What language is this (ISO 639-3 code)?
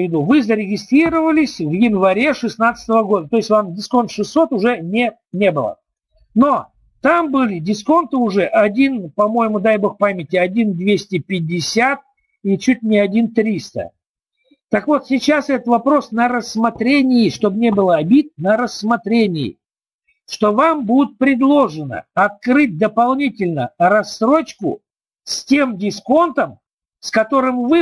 rus